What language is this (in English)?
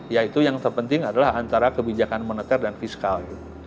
Indonesian